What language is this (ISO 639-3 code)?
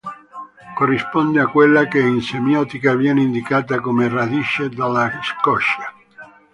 ita